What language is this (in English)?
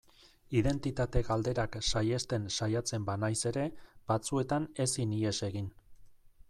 Basque